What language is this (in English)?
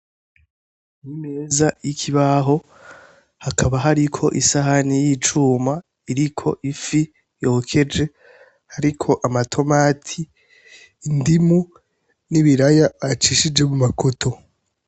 Rundi